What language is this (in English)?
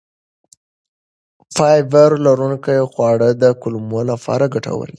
Pashto